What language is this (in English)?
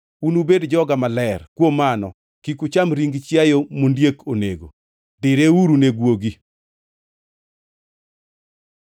Luo (Kenya and Tanzania)